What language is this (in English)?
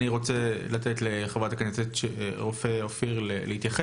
Hebrew